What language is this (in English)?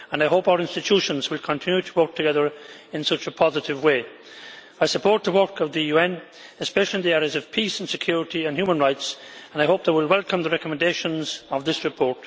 English